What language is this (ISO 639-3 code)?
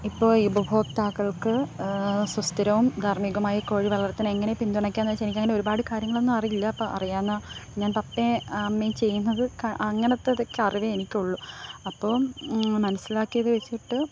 mal